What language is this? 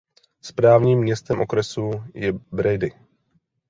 Czech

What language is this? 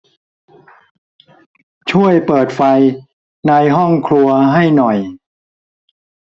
Thai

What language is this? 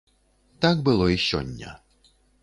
Belarusian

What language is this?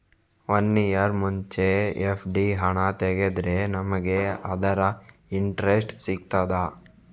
Kannada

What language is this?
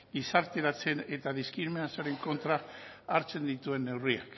Basque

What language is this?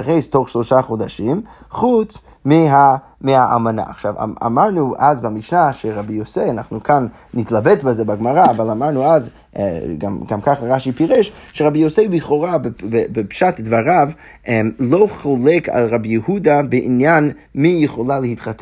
Hebrew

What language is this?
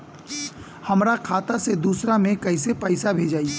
Bhojpuri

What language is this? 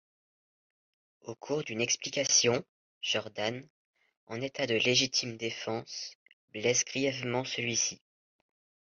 French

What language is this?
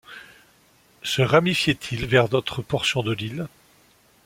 French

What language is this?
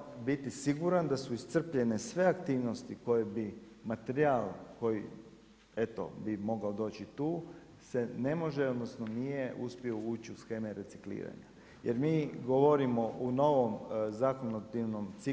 Croatian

